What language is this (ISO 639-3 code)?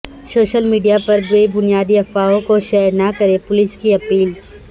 urd